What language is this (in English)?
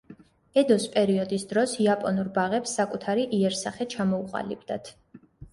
Georgian